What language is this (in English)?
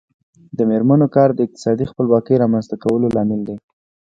Pashto